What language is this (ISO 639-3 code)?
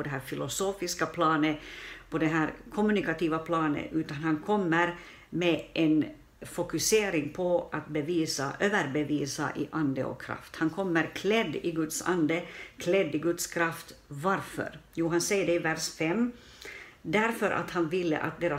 swe